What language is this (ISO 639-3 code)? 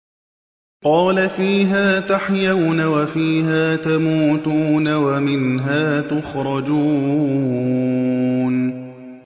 ara